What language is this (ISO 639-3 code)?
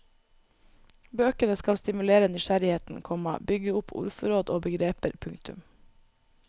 nor